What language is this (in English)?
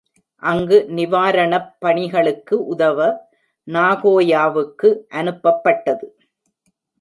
Tamil